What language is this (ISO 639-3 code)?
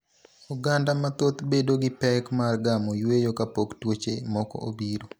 luo